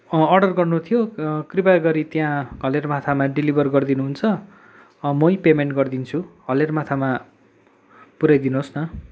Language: Nepali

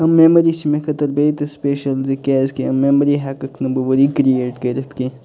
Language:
Kashmiri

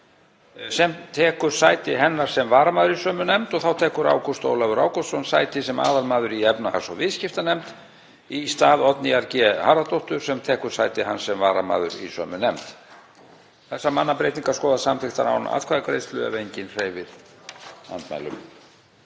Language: Icelandic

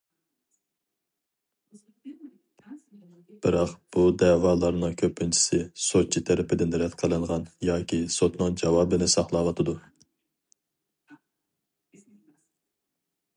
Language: Uyghur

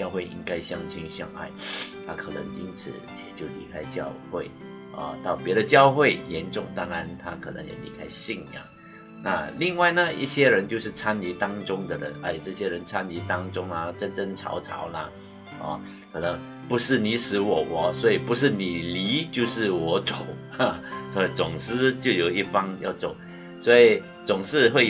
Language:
Chinese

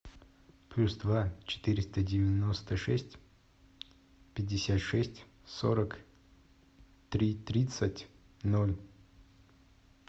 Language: Russian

